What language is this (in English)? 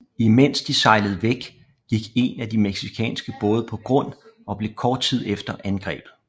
Danish